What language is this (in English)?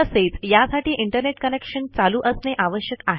Marathi